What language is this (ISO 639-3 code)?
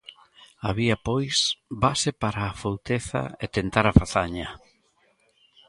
glg